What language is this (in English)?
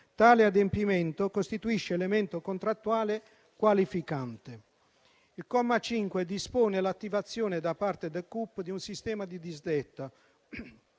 Italian